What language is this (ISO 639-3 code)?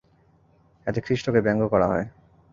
ben